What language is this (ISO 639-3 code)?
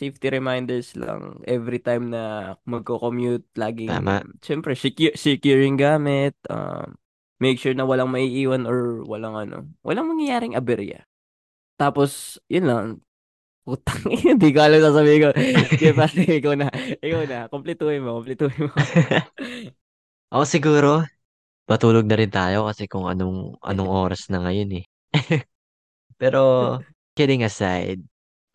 fil